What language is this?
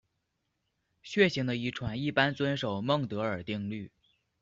Chinese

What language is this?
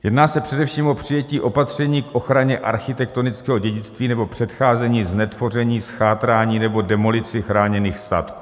Czech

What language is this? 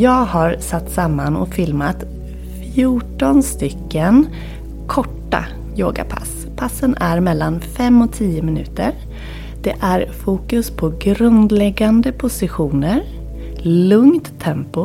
Swedish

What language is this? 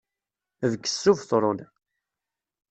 Kabyle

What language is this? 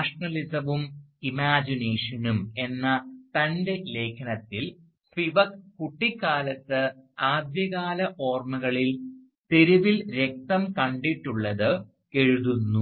Malayalam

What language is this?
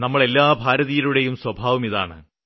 Malayalam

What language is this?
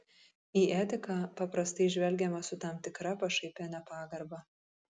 Lithuanian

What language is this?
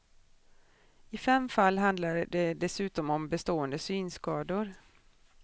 Swedish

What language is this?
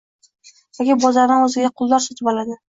Uzbek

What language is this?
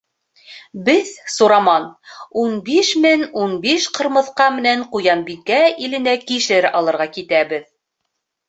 Bashkir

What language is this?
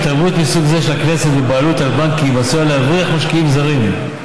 Hebrew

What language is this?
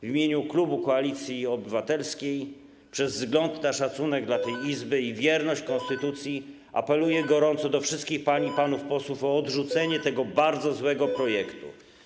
Polish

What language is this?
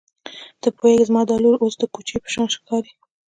Pashto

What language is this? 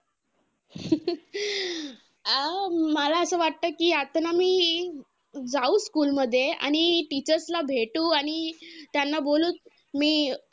Marathi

